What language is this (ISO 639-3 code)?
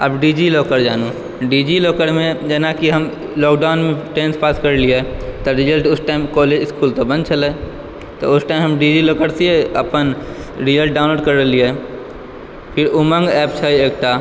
mai